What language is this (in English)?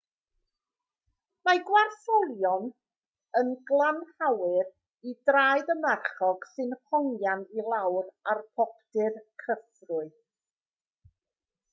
Welsh